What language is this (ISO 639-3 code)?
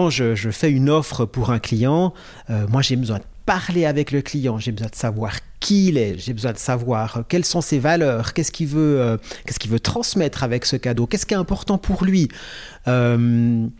fra